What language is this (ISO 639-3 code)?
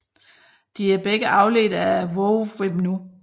dan